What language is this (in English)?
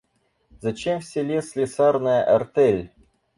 Russian